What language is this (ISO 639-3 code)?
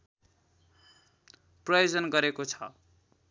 nep